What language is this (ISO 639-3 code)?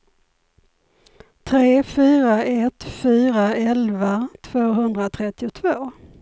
swe